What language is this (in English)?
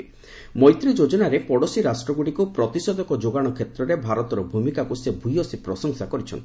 Odia